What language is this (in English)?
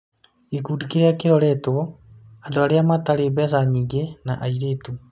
Kikuyu